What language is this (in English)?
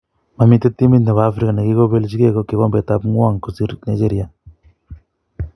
Kalenjin